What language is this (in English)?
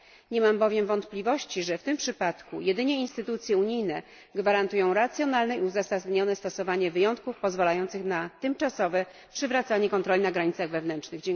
Polish